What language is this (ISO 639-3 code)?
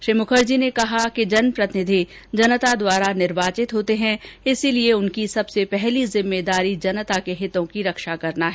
hin